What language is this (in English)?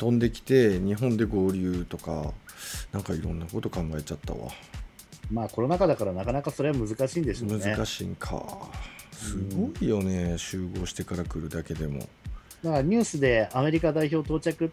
Japanese